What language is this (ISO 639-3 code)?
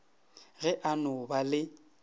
nso